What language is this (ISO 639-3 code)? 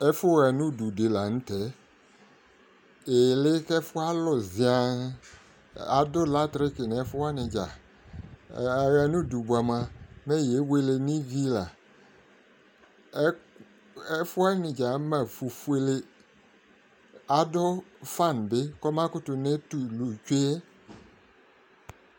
kpo